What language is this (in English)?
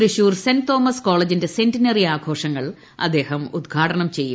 Malayalam